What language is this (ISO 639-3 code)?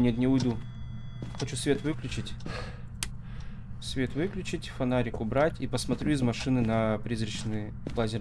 rus